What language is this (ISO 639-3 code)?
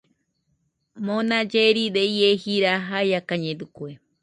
hux